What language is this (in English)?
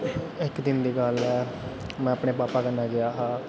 Dogri